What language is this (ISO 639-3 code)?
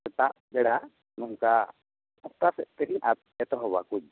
sat